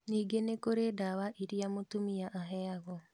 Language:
Kikuyu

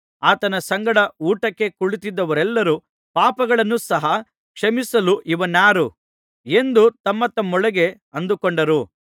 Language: Kannada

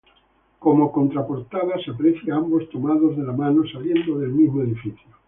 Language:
Spanish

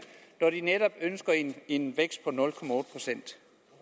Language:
Danish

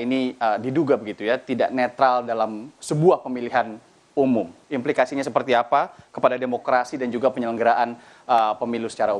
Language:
Indonesian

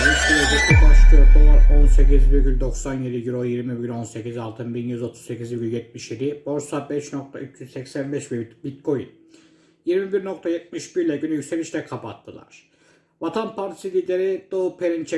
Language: Turkish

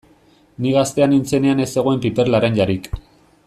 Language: Basque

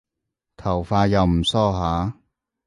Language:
Cantonese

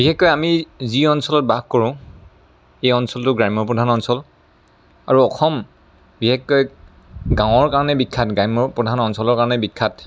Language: Assamese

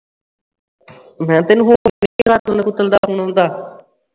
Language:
Punjabi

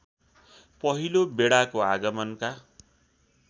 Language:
Nepali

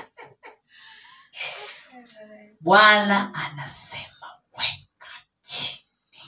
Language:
Swahili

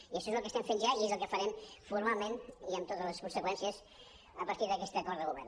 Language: Catalan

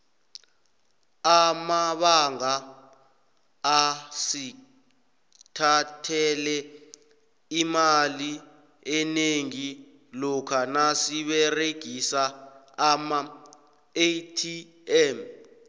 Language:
South Ndebele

